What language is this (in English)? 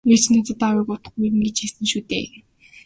Mongolian